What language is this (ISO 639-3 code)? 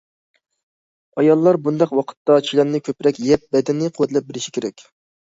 uig